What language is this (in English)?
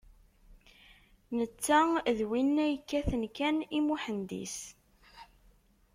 Kabyle